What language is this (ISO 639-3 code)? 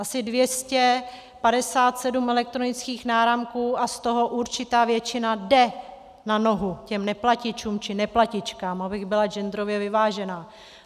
ces